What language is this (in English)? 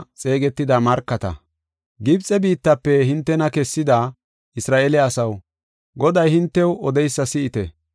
Gofa